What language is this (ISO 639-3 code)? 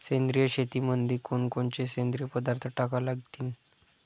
mar